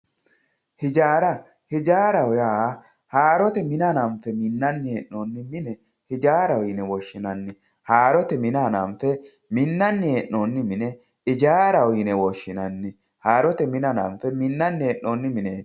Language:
Sidamo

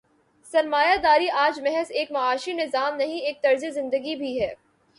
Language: Urdu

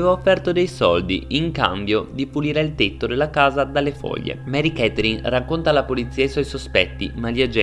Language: Italian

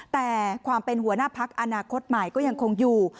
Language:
Thai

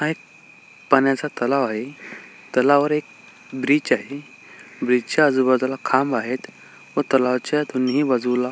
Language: Marathi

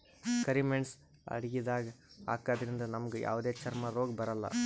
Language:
Kannada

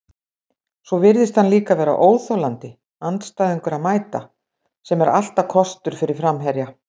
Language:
Icelandic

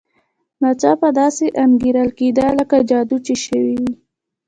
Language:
Pashto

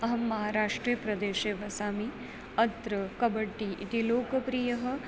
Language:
Sanskrit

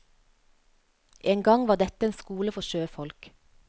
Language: Norwegian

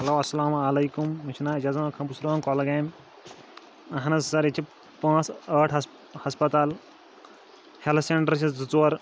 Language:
Kashmiri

